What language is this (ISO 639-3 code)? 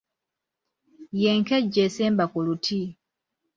lug